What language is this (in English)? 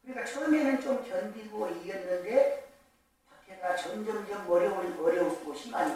Korean